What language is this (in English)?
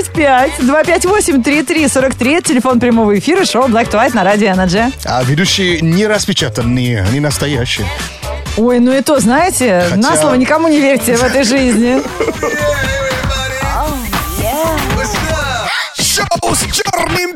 Russian